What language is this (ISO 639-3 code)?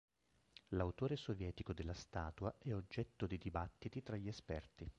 ita